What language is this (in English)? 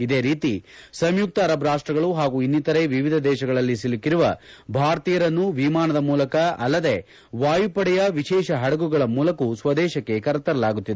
Kannada